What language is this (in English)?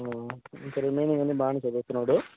Telugu